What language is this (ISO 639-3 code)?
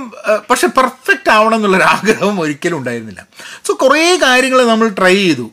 mal